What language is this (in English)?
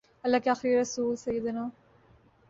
Urdu